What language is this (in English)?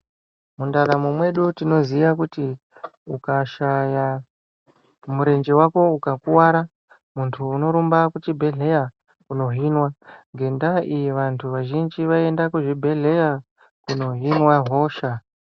Ndau